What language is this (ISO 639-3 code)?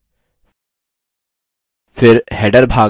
hin